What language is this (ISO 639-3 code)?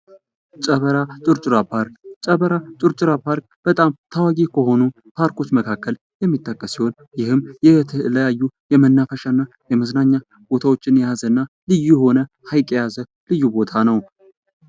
amh